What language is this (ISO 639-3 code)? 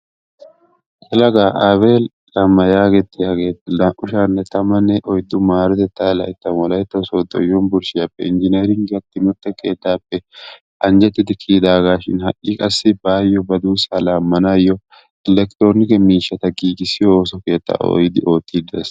wal